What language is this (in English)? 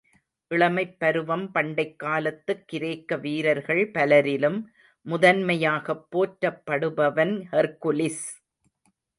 Tamil